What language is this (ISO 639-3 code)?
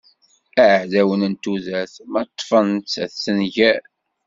kab